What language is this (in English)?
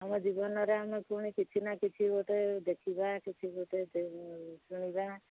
Odia